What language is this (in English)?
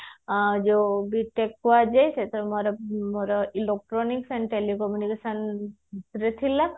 Odia